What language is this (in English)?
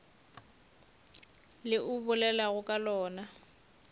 Northern Sotho